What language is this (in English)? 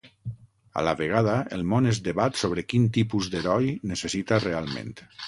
Catalan